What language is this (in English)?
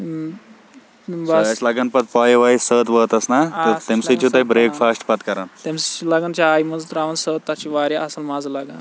Kashmiri